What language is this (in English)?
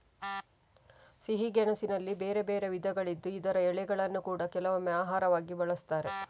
Kannada